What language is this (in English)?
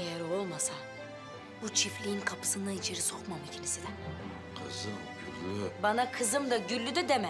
Turkish